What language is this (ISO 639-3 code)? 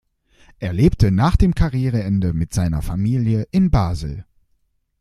deu